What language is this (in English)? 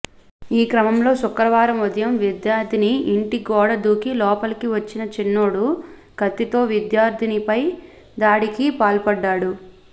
Telugu